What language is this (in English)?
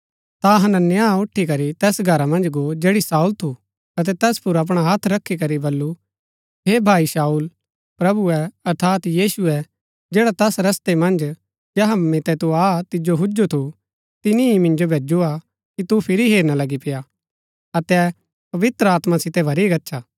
Gaddi